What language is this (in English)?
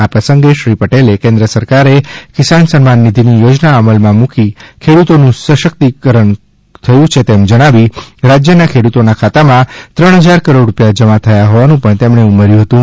Gujarati